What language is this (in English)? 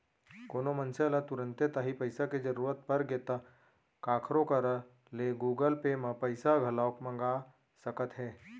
Chhattisgarhi